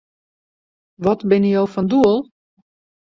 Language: Western Frisian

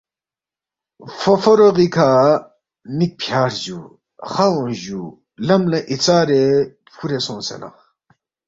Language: Balti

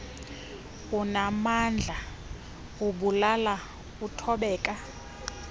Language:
Xhosa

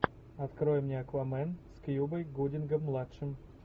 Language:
Russian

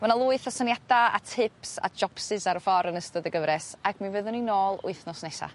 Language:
Welsh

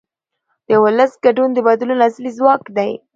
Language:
Pashto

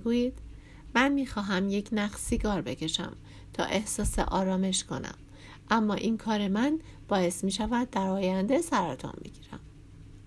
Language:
Persian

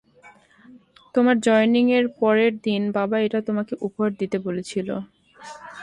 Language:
Bangla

